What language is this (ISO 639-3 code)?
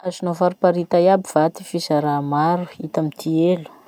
msh